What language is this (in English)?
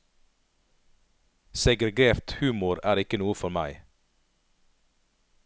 Norwegian